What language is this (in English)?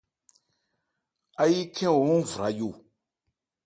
Ebrié